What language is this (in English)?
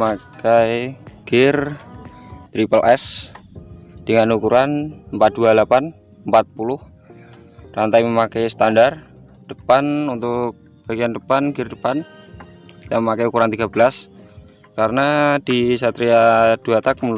Indonesian